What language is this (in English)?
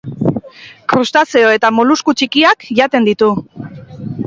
Basque